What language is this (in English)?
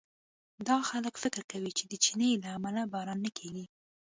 Pashto